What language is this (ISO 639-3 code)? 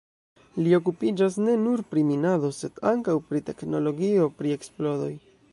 epo